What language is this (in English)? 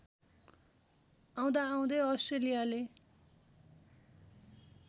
Nepali